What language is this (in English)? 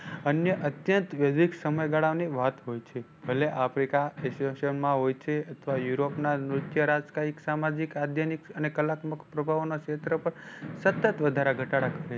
Gujarati